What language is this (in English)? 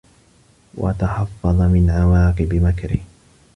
Arabic